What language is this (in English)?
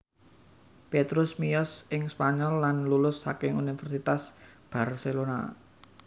Javanese